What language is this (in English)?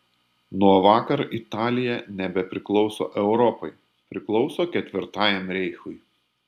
Lithuanian